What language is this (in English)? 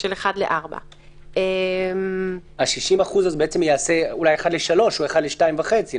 Hebrew